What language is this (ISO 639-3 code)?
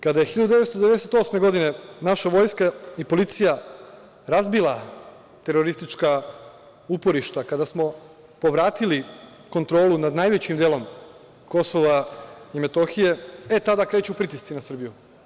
srp